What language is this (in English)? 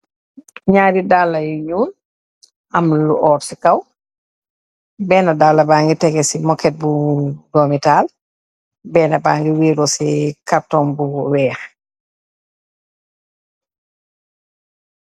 Wolof